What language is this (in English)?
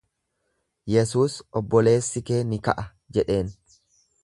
Oromo